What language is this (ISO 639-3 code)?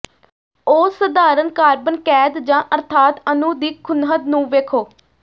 pan